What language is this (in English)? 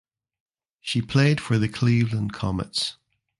English